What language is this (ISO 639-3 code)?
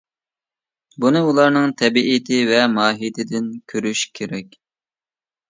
uig